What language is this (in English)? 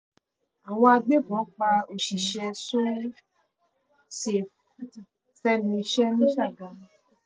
Yoruba